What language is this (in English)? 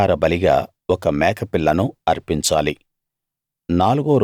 Telugu